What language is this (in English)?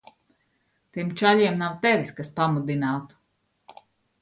Latvian